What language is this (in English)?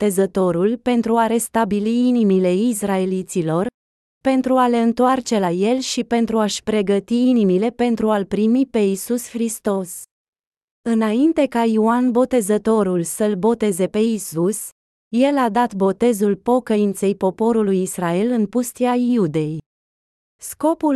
Romanian